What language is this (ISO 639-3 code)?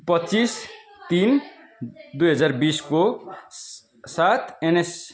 nep